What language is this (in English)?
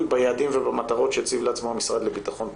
Hebrew